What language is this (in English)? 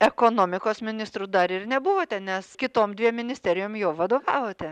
Lithuanian